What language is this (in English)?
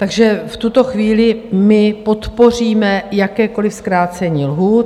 Czech